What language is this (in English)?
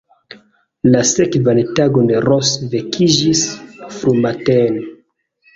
Esperanto